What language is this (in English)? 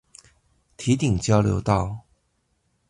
Chinese